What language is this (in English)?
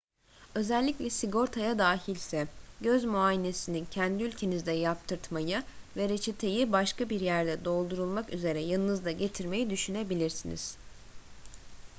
Turkish